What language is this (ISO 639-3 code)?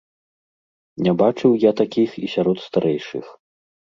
bel